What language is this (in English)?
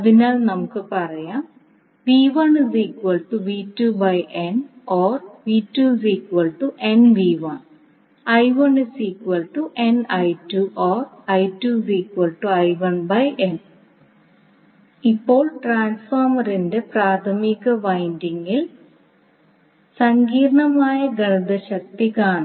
Malayalam